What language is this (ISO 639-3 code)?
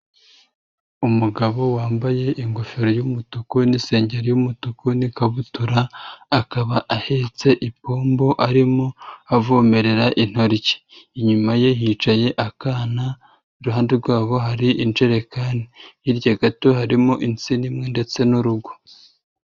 kin